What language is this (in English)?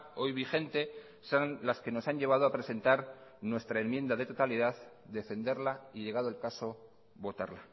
Spanish